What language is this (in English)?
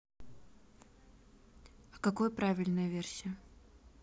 Russian